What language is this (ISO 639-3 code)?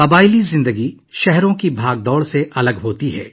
urd